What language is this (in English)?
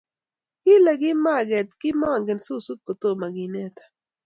Kalenjin